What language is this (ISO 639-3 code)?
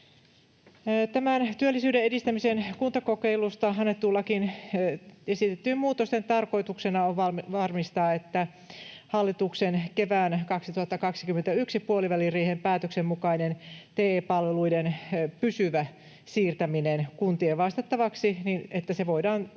fin